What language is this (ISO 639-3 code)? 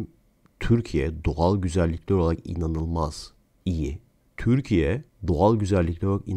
tur